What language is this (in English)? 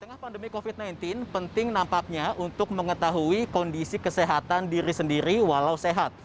Indonesian